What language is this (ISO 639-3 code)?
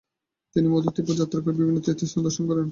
ben